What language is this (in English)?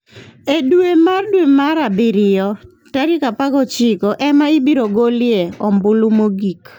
Luo (Kenya and Tanzania)